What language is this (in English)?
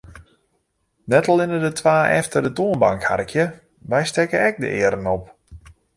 Western Frisian